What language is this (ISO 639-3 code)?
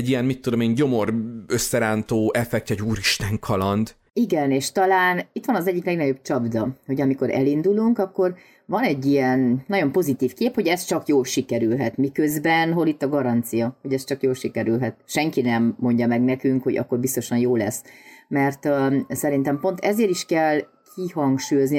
hun